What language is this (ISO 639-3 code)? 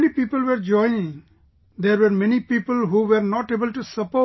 eng